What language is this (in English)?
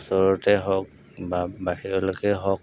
Assamese